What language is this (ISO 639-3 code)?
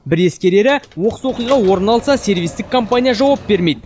kaz